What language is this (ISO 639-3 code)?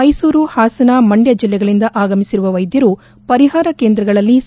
kan